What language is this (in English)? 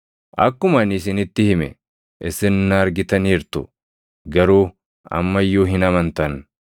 Oromo